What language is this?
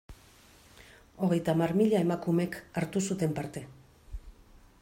Basque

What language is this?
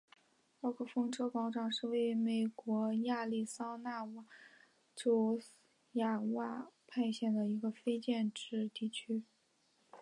Chinese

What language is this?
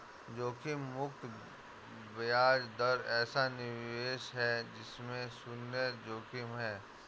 Hindi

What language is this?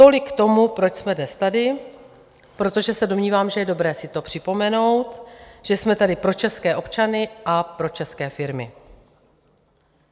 Czech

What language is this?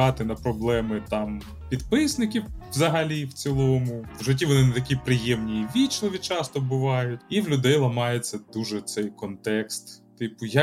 Ukrainian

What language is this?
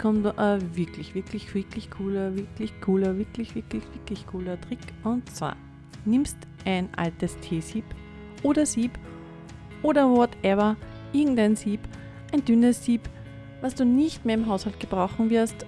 German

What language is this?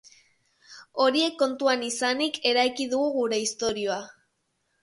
Basque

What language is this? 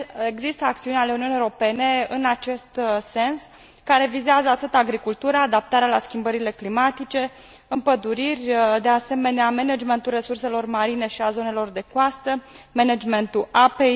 Romanian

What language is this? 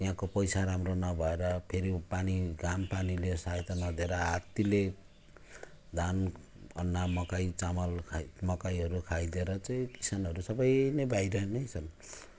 Nepali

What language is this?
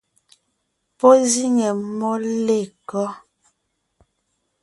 Ngiemboon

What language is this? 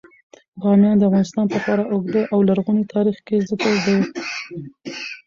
Pashto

